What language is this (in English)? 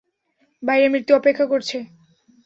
Bangla